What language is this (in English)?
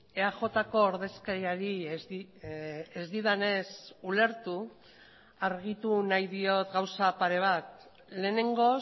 Basque